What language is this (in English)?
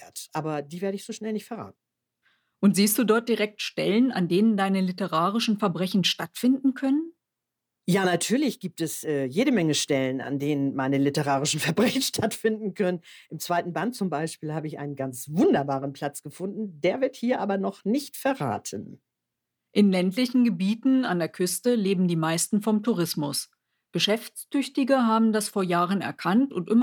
German